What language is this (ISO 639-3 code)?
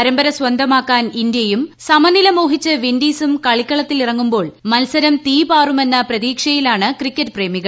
mal